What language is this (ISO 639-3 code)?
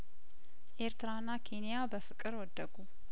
amh